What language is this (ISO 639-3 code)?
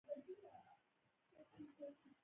pus